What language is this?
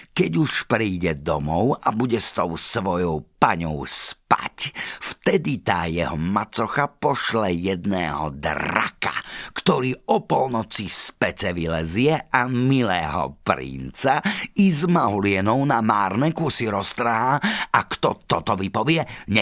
Slovak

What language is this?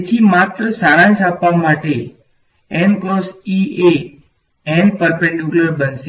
Gujarati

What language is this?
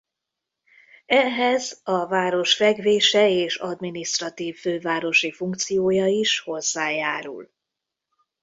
Hungarian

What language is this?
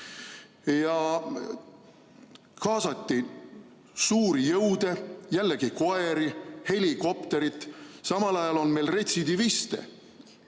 Estonian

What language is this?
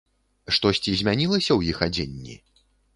Belarusian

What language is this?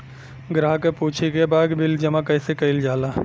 Bhojpuri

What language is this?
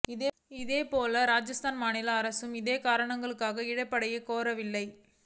Tamil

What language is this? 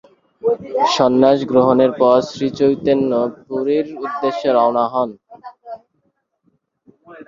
Bangla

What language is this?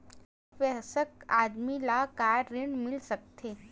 Chhattisgarhi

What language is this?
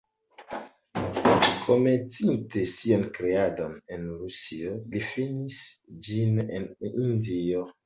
Esperanto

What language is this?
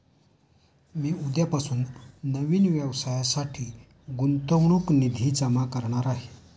Marathi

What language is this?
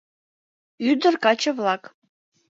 Mari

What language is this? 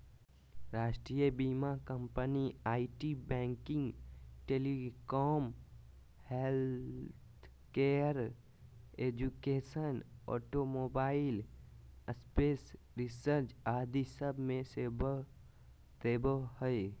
Magahi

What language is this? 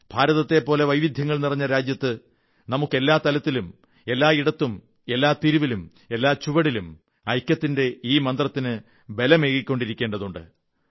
Malayalam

